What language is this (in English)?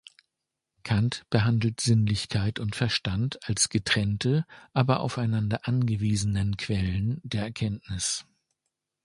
German